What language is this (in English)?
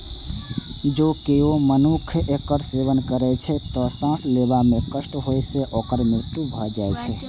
Maithili